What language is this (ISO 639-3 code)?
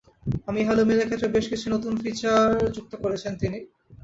ben